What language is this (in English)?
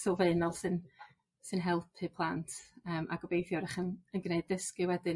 Welsh